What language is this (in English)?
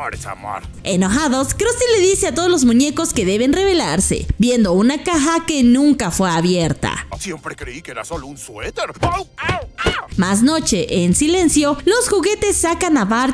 Spanish